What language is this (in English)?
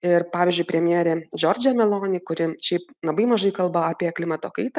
Lithuanian